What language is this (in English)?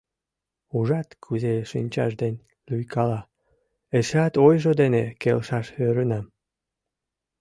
Mari